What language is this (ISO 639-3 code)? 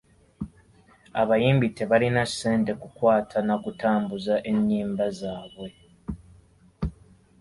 lug